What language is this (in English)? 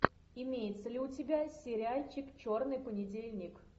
Russian